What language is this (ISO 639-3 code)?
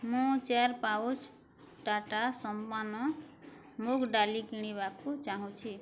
ori